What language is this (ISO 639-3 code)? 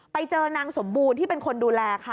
tha